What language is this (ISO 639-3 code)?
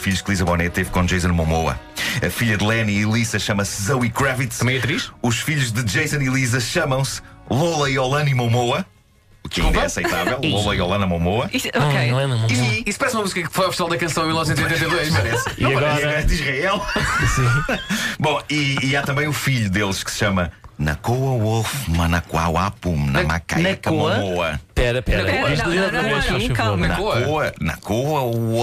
por